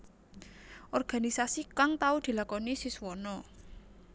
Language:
Javanese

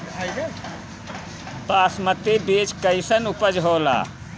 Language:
Bhojpuri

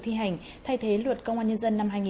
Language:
Vietnamese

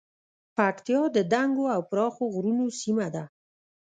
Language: Pashto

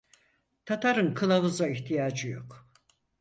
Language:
Turkish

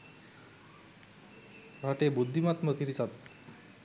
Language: Sinhala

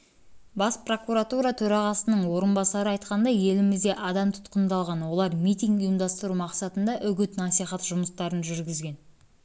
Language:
Kazakh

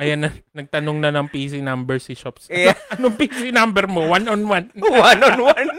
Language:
Filipino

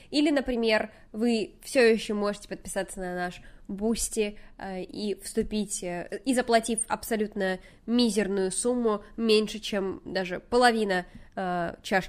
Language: Russian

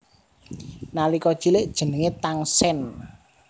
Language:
Javanese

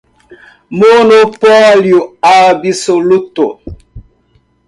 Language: Portuguese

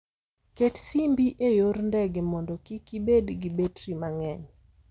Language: Luo (Kenya and Tanzania)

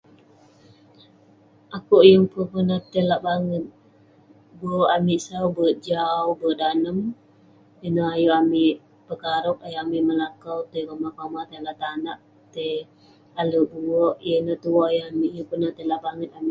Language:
Western Penan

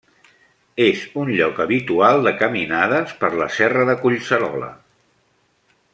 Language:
Catalan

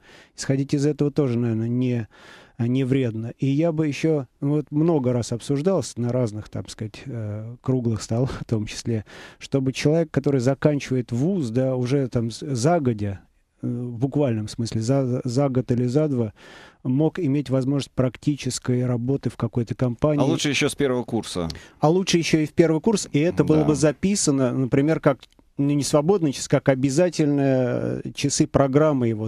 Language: Russian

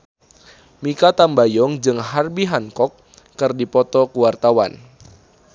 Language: Sundanese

